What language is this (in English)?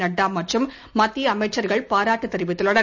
Tamil